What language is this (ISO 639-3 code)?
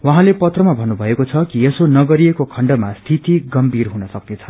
nep